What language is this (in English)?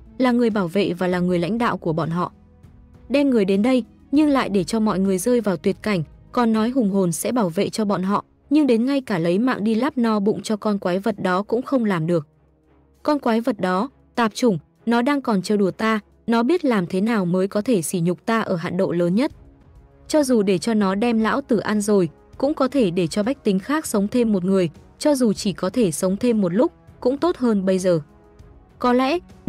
Vietnamese